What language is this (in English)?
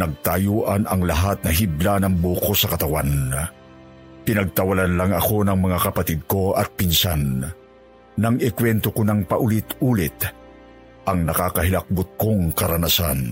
Filipino